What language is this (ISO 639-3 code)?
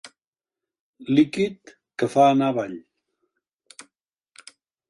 cat